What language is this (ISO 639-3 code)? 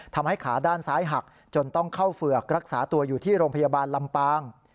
tha